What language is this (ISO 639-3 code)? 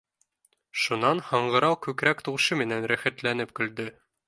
bak